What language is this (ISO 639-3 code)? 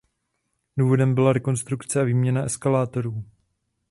ces